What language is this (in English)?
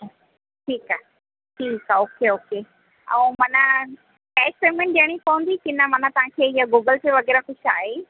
Sindhi